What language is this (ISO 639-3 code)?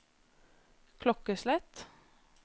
nor